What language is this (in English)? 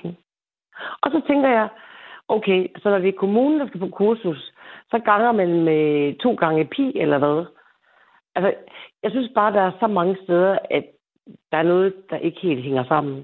Danish